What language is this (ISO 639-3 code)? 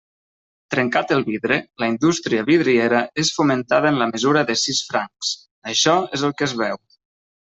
cat